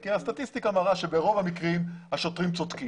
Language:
Hebrew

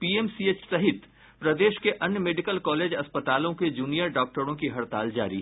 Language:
Hindi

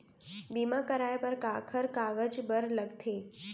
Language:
Chhattisgarhi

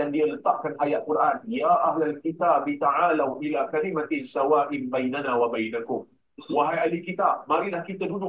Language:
Malay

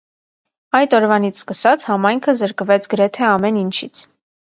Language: Armenian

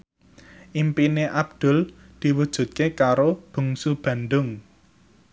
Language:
Javanese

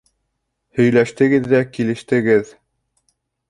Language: Bashkir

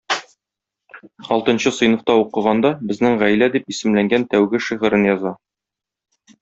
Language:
Tatar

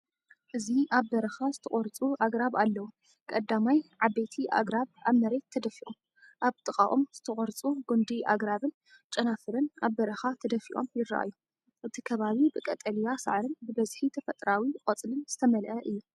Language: Tigrinya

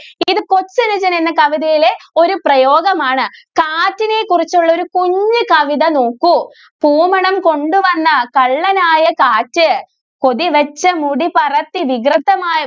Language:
Malayalam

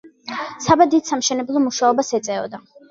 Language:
Georgian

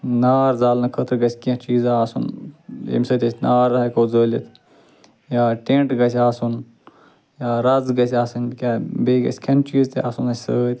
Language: Kashmiri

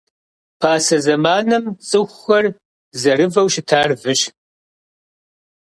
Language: Kabardian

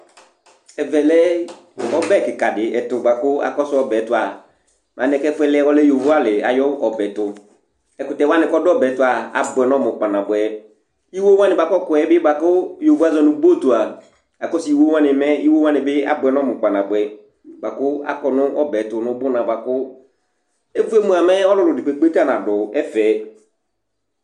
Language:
Ikposo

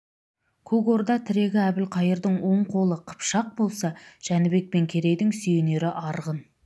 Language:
Kazakh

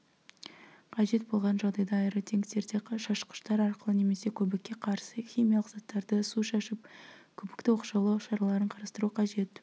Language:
Kazakh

